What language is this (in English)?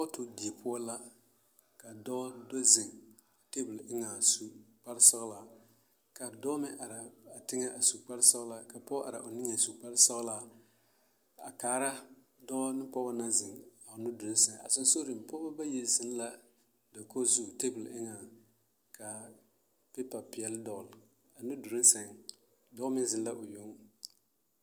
Southern Dagaare